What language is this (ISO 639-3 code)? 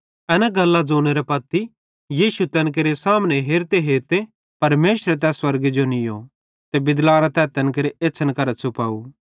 bhd